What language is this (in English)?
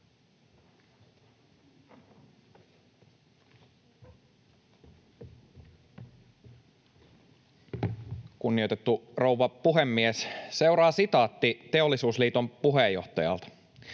Finnish